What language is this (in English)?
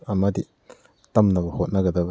Manipuri